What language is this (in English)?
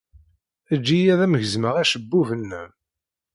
Kabyle